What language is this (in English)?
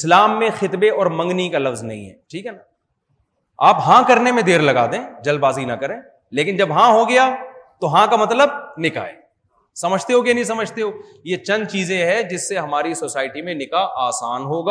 Urdu